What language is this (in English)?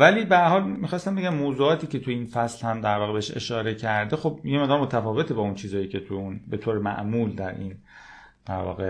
Persian